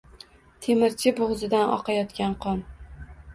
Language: Uzbek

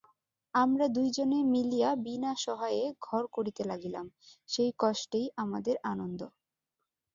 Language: Bangla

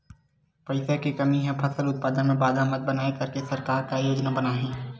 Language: Chhattisgarhi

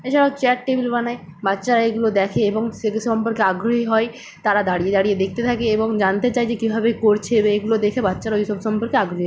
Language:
Bangla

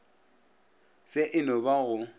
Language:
Northern Sotho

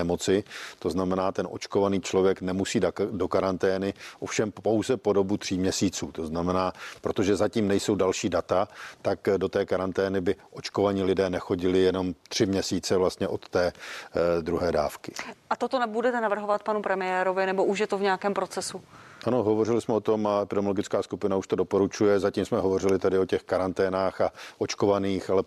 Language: Czech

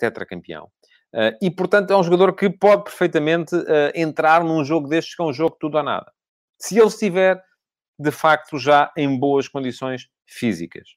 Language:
Portuguese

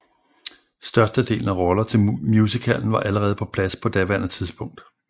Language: Danish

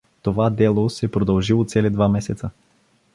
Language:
Bulgarian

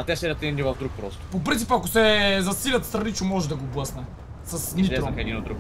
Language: Bulgarian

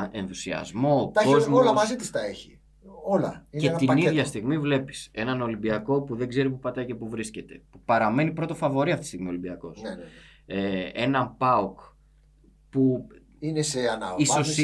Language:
Greek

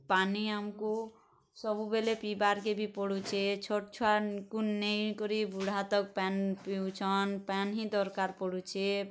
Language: Odia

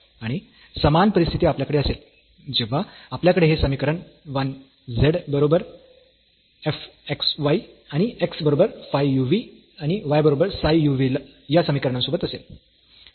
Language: Marathi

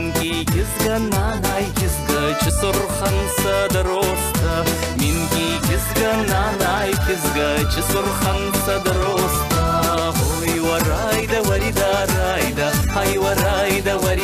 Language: Dutch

